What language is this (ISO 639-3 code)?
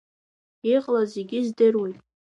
abk